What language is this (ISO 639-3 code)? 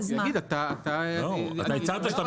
heb